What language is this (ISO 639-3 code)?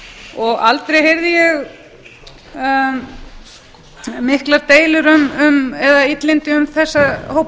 isl